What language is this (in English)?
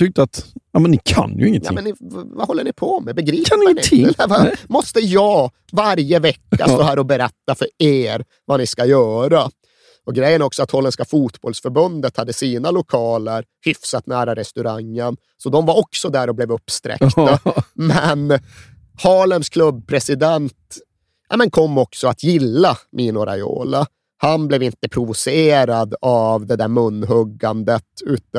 Swedish